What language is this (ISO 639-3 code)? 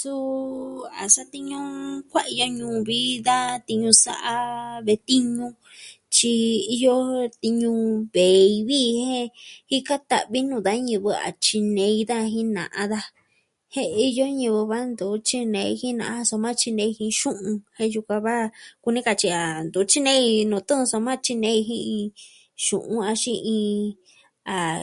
meh